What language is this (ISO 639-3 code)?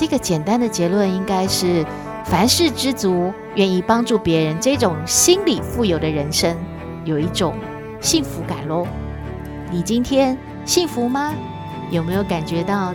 zho